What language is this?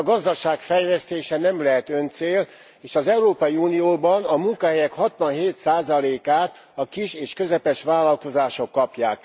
Hungarian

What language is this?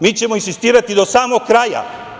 Serbian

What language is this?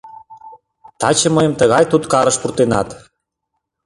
Mari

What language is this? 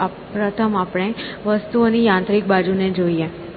Gujarati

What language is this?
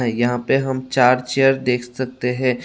Hindi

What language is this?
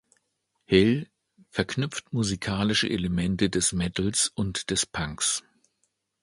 German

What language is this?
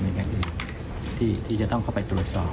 Thai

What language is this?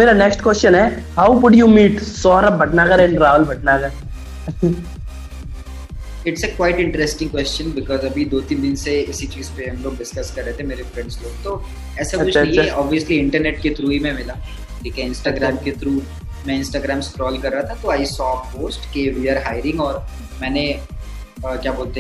Hindi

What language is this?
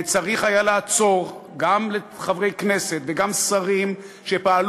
Hebrew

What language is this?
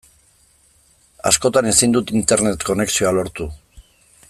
Basque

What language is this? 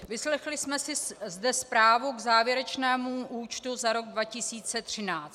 Czech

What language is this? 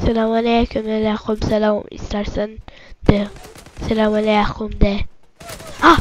Turkish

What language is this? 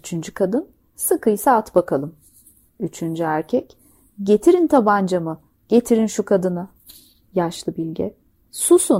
Turkish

